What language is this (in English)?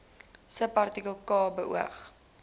Afrikaans